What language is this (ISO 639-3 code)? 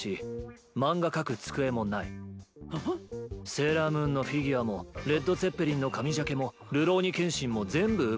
jpn